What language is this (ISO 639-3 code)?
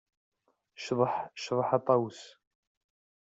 kab